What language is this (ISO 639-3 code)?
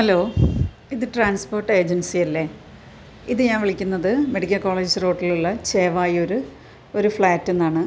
mal